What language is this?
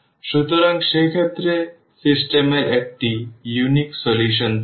Bangla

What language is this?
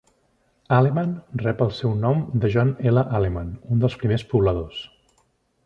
Catalan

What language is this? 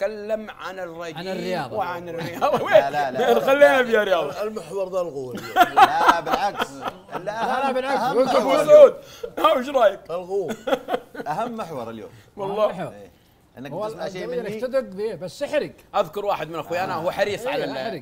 Arabic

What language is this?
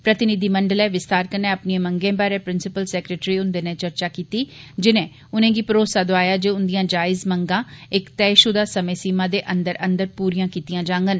Dogri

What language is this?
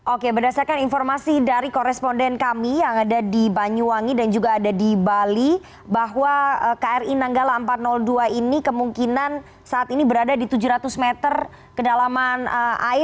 Indonesian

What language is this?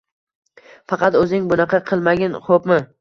Uzbek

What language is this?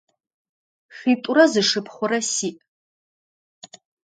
Adyghe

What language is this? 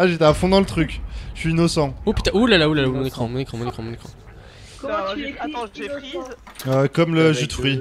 French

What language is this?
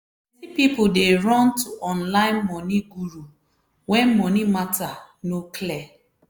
Nigerian Pidgin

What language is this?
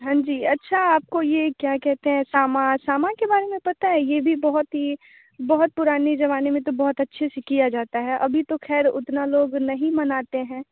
Hindi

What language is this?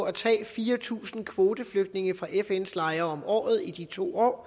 Danish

